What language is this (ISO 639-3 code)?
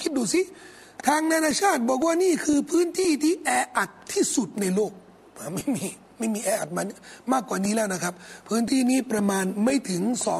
tha